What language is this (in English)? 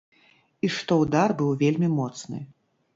Belarusian